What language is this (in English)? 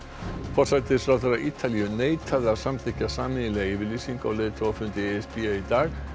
Icelandic